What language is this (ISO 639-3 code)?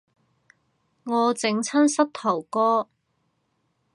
yue